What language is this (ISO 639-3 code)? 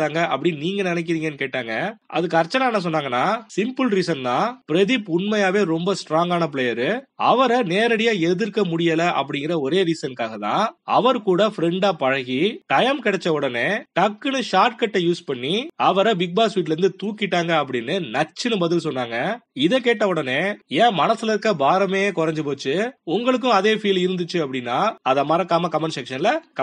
tam